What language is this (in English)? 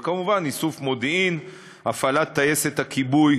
Hebrew